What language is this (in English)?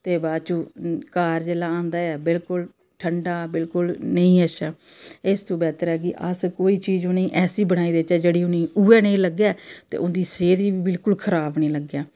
Dogri